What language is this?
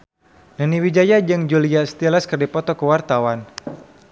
Sundanese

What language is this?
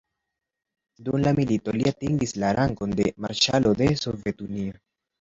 Esperanto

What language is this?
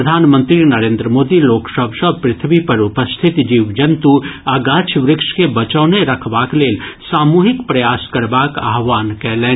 Maithili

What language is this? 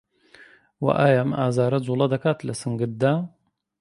Central Kurdish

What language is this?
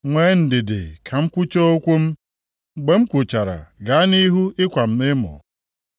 Igbo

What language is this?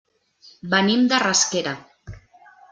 Catalan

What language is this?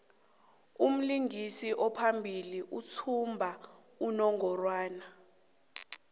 South Ndebele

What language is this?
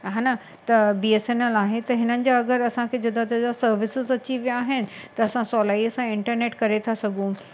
Sindhi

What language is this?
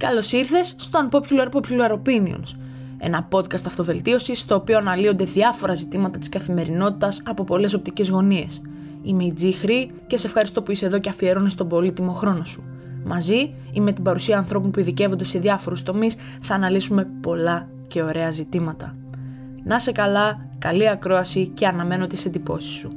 Greek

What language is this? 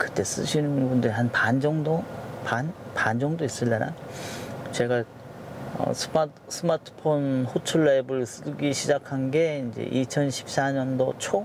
Korean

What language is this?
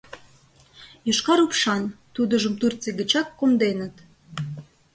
Mari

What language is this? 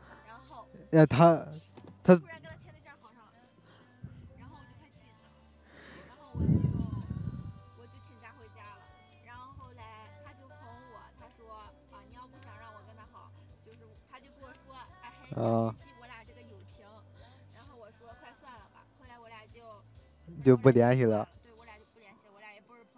Chinese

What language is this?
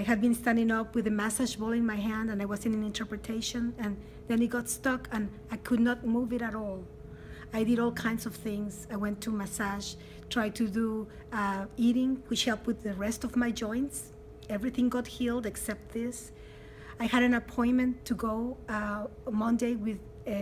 English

